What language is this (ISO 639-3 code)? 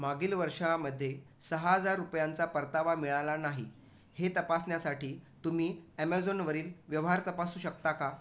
mar